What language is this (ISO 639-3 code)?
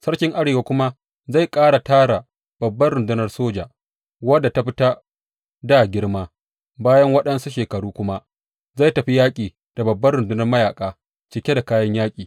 hau